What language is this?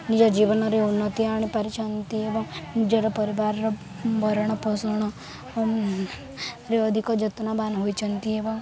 Odia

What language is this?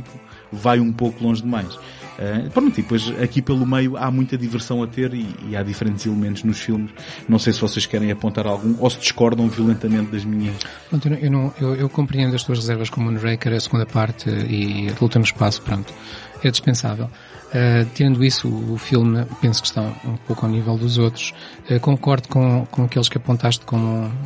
Portuguese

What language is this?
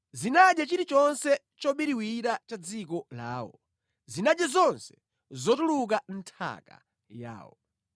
Nyanja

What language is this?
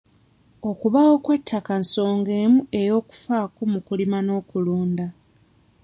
Ganda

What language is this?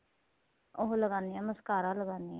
Punjabi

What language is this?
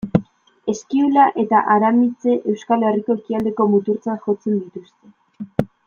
Basque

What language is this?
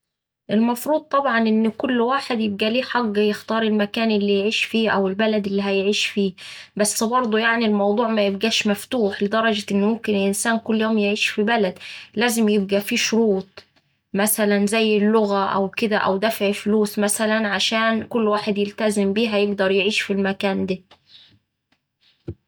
Saidi Arabic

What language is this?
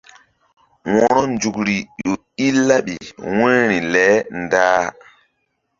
Mbum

